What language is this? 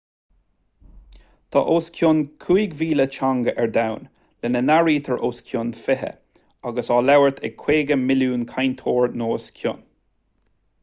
Irish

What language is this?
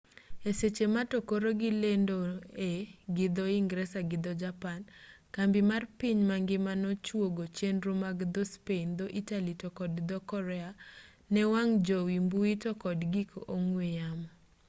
Luo (Kenya and Tanzania)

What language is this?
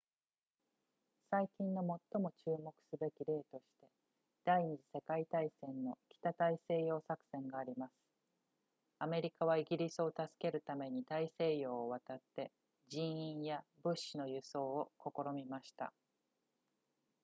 Japanese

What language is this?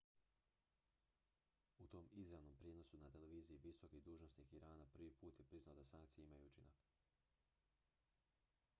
Croatian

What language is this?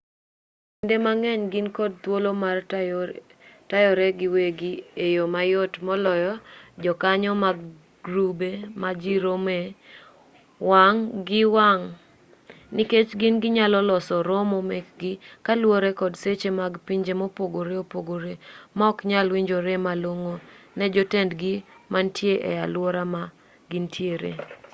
Luo (Kenya and Tanzania)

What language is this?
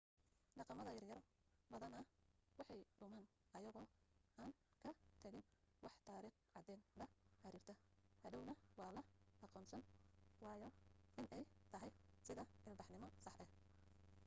Somali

